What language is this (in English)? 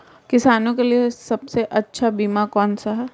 Hindi